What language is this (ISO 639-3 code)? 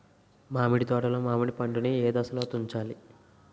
tel